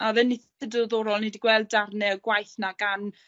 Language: Welsh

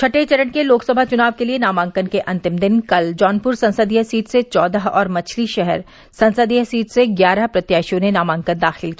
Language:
Hindi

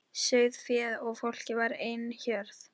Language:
Icelandic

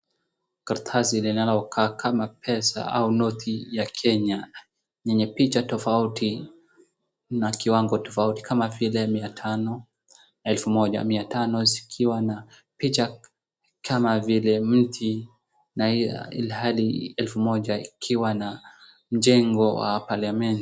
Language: Swahili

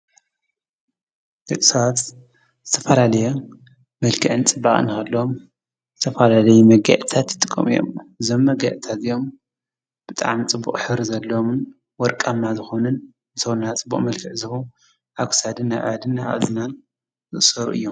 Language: Tigrinya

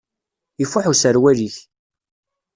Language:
Kabyle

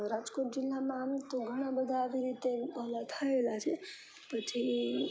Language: Gujarati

